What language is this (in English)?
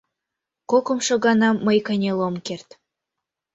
Mari